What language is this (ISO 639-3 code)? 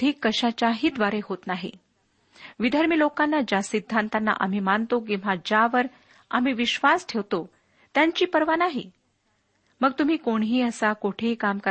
mar